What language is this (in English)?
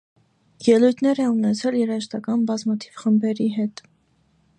Armenian